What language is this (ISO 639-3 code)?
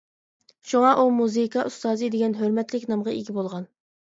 uig